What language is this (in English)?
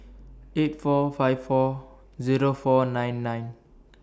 English